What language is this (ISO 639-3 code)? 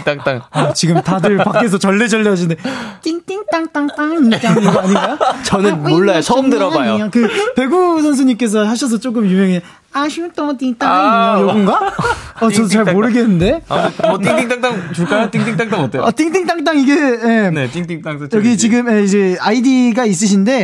kor